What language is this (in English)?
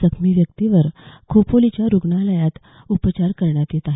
Marathi